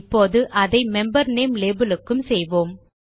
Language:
Tamil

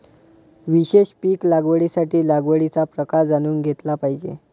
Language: Marathi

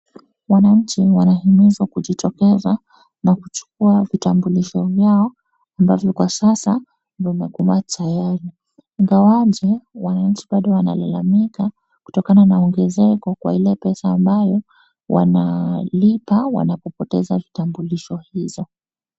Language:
Swahili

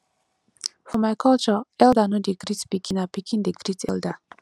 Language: Nigerian Pidgin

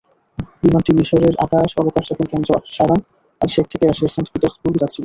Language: Bangla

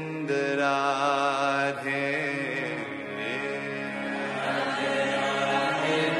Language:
Arabic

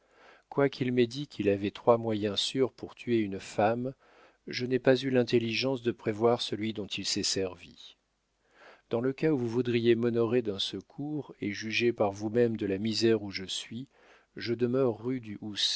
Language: French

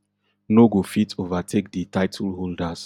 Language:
Nigerian Pidgin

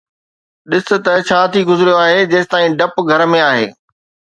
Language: Sindhi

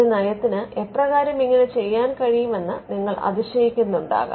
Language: Malayalam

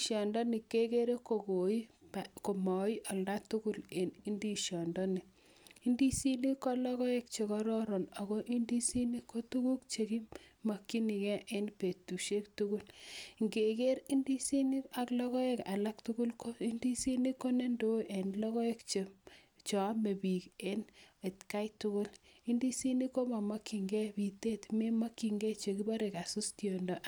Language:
Kalenjin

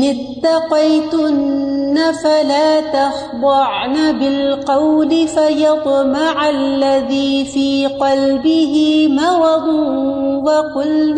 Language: Urdu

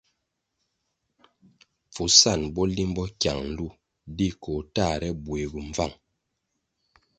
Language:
Kwasio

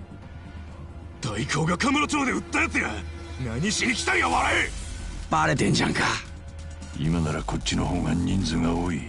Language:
Japanese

